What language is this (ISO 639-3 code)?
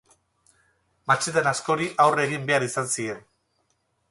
eus